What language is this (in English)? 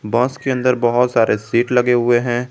Hindi